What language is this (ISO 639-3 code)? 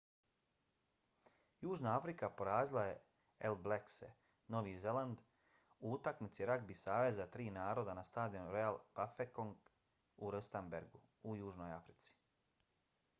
bos